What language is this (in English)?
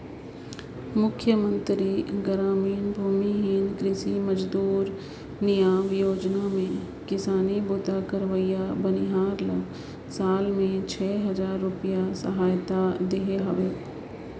Chhattisgarhi